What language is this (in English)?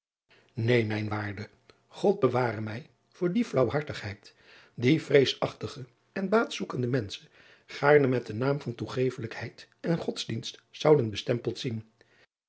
Dutch